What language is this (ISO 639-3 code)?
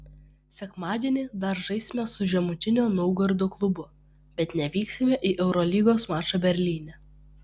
lit